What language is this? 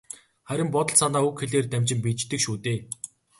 Mongolian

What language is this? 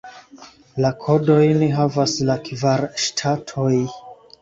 Esperanto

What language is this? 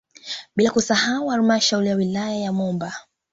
Swahili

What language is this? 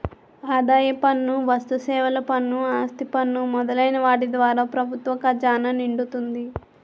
Telugu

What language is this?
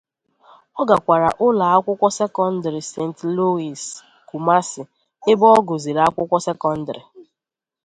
Igbo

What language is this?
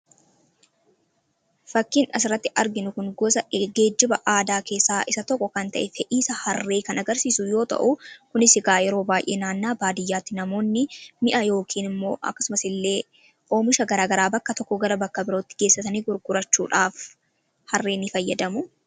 Oromo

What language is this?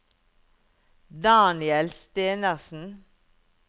Norwegian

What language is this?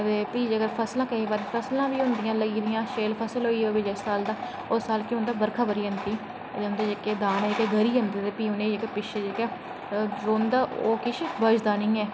Dogri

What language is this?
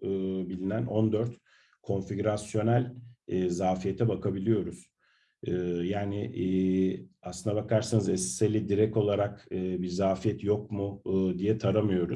Turkish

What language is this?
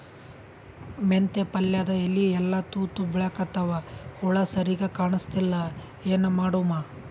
Kannada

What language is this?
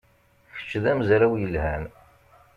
Kabyle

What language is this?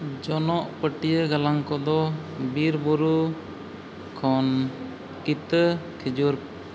Santali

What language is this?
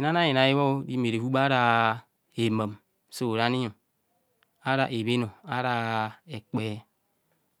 Kohumono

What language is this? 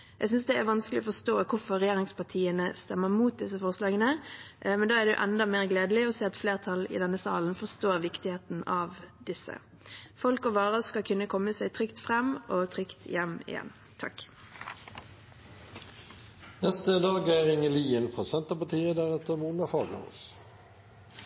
Norwegian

